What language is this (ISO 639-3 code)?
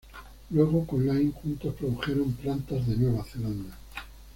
spa